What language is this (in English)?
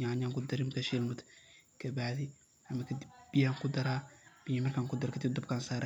Somali